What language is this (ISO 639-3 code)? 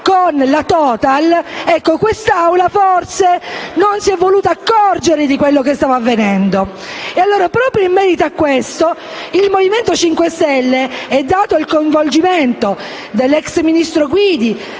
ita